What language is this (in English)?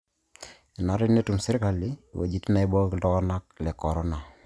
Masai